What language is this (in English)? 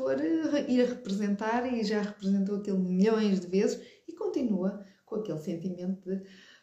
Portuguese